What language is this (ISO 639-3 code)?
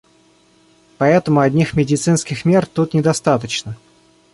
rus